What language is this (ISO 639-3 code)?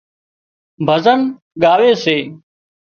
kxp